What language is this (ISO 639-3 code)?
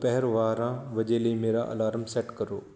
pan